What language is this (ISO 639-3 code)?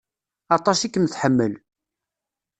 kab